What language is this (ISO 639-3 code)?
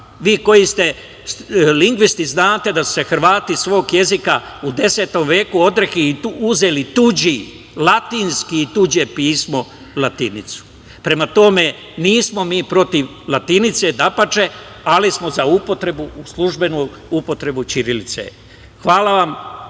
srp